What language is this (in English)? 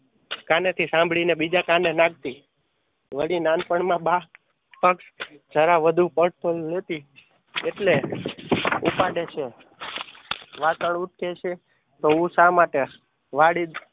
Gujarati